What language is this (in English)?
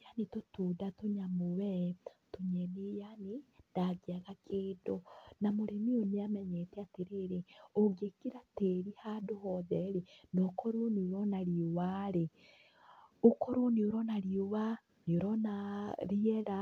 Kikuyu